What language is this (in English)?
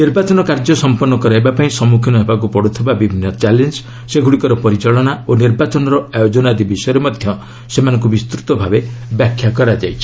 Odia